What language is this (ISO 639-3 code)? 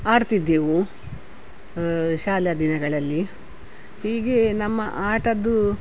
kan